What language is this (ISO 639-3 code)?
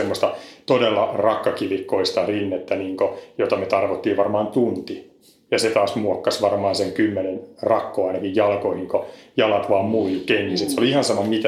fin